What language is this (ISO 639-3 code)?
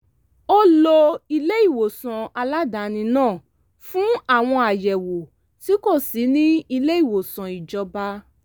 yor